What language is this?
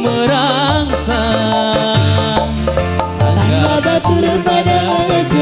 Indonesian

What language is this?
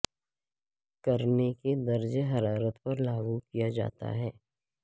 Urdu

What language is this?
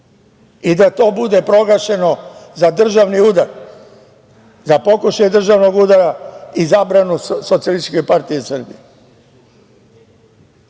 Serbian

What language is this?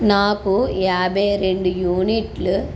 Telugu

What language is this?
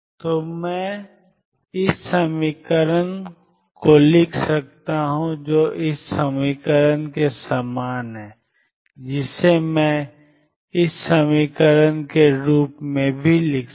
Hindi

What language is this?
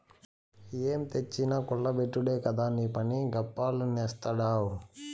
Telugu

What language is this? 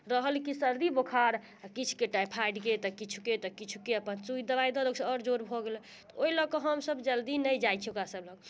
Maithili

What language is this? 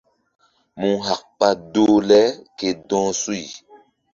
Mbum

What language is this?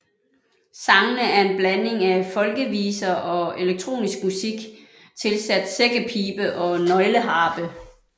Danish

